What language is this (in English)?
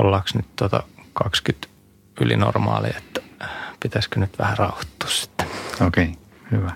Finnish